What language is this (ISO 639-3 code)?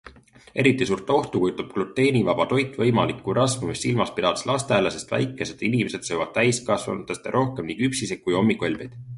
est